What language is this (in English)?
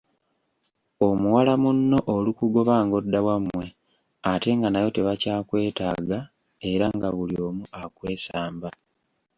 Ganda